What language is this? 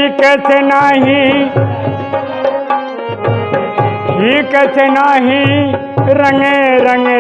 Hindi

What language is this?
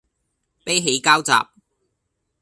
Cantonese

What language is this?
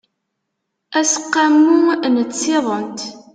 Kabyle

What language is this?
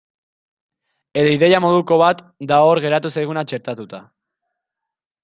Basque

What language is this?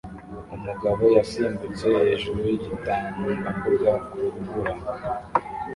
Kinyarwanda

